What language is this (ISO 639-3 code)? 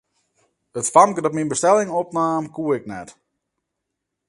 fry